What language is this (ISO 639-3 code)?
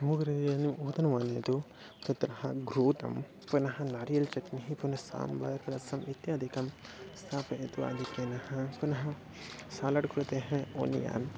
san